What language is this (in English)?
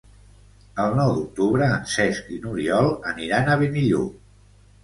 Catalan